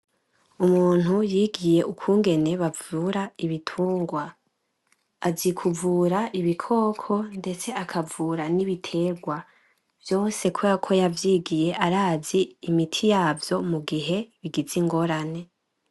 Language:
Rundi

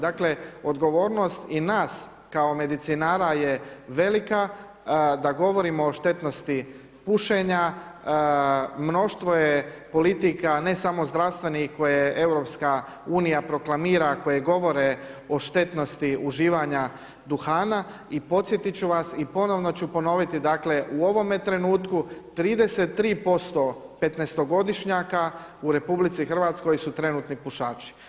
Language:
Croatian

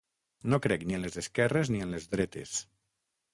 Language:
Catalan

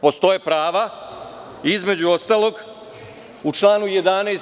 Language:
Serbian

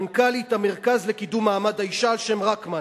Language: Hebrew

